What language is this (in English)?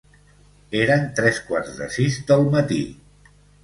Catalan